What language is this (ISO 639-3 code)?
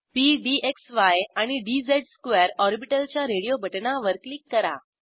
mar